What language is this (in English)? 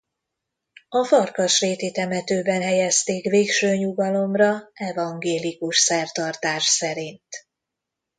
Hungarian